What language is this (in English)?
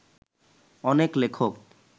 Bangla